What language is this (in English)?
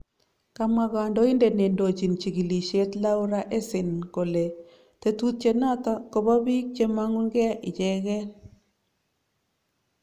Kalenjin